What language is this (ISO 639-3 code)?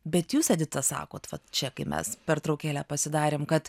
lit